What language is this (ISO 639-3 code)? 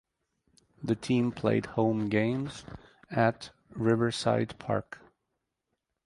eng